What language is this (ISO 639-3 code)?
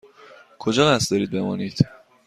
fas